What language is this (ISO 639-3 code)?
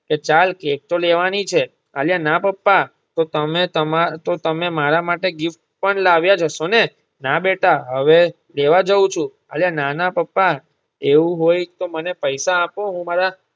guj